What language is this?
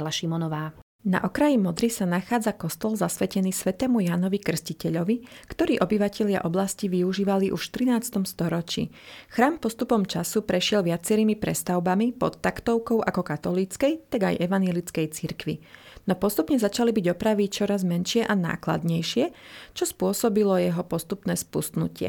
Slovak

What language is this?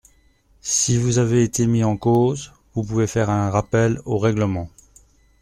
French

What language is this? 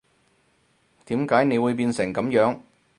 Cantonese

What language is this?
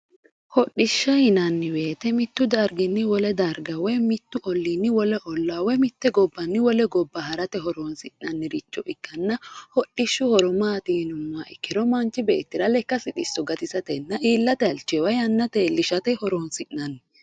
Sidamo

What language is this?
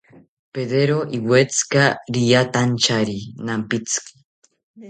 South Ucayali Ashéninka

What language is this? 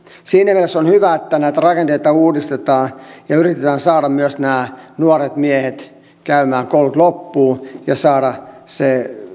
Finnish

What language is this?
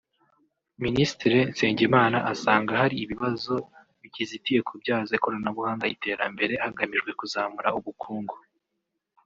Kinyarwanda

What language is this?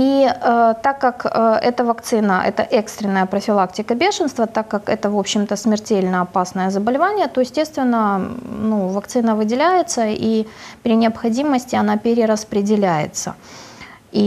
Russian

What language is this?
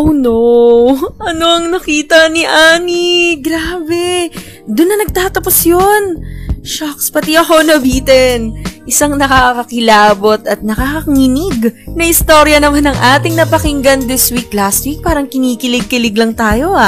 Filipino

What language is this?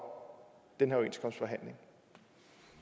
Danish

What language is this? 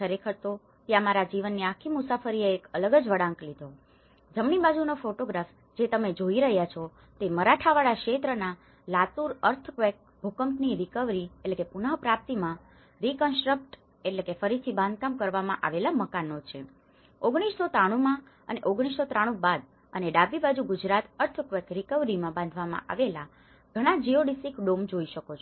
Gujarati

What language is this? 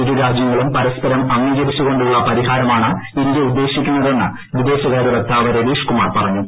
Malayalam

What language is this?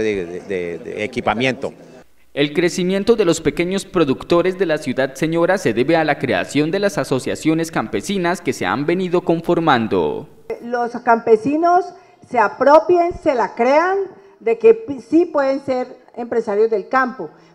Spanish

